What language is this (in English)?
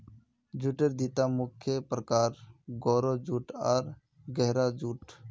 Magahi